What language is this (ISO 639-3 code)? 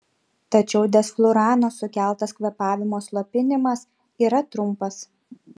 lit